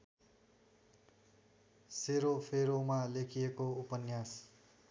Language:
Nepali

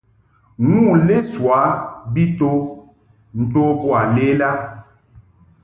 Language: Mungaka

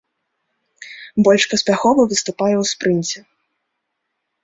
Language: Belarusian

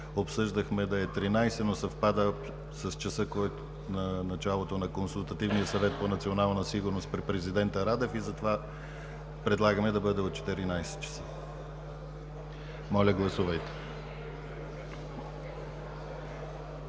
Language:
Bulgarian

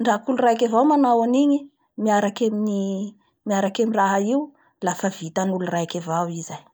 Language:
Bara Malagasy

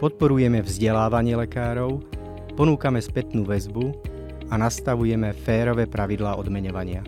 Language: Slovak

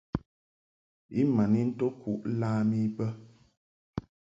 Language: Mungaka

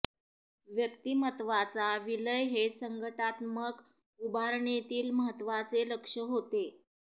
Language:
Marathi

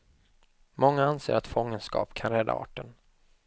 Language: Swedish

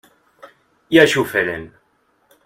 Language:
Catalan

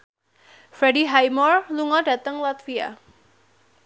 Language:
Javanese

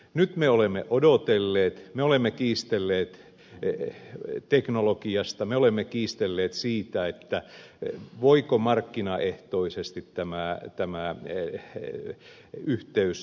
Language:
Finnish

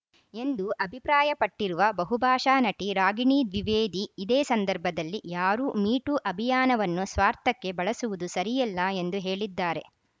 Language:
Kannada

